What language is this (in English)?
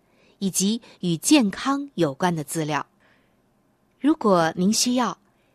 Chinese